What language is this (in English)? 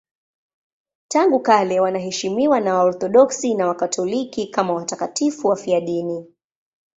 Swahili